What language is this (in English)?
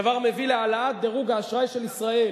Hebrew